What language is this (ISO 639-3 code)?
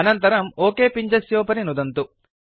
san